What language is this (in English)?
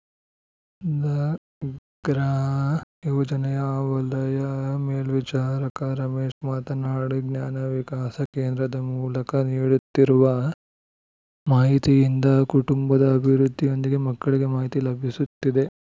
Kannada